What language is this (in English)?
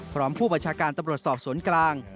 Thai